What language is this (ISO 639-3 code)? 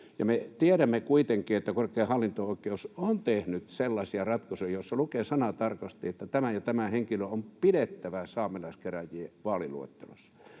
fin